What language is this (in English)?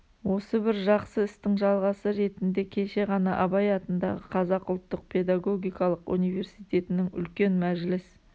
Kazakh